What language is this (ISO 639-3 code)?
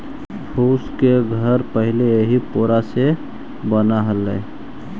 mag